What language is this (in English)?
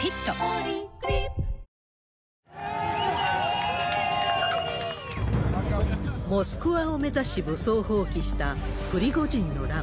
Japanese